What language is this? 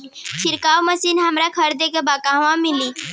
Bhojpuri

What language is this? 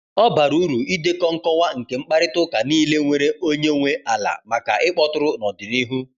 Igbo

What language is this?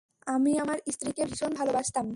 Bangla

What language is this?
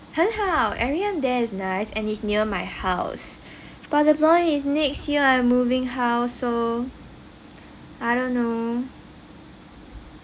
English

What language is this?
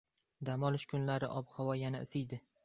Uzbek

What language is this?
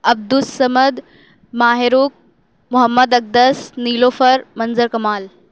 Urdu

